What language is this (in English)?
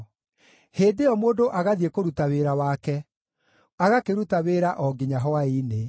Kikuyu